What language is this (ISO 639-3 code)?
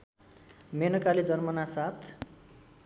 nep